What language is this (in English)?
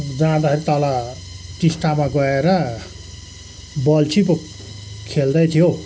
Nepali